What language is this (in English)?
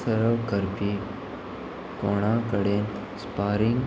Konkani